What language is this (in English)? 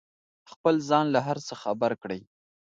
Pashto